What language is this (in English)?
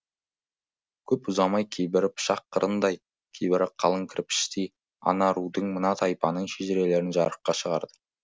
Kazakh